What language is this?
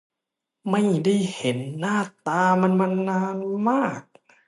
Thai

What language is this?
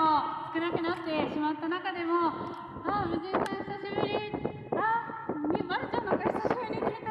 Japanese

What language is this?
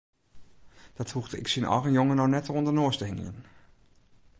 Western Frisian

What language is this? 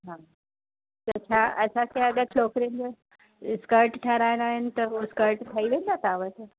Sindhi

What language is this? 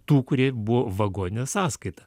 Lithuanian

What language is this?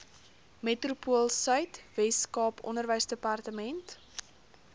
Afrikaans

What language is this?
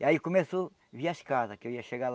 Portuguese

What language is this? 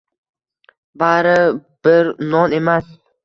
Uzbek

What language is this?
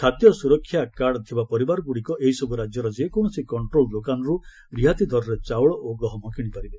Odia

